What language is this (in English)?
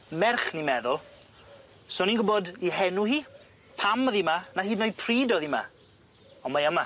Welsh